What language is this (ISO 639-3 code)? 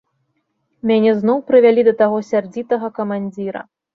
bel